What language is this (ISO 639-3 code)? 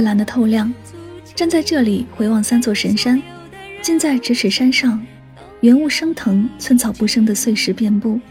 zho